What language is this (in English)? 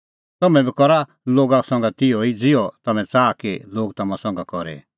Kullu Pahari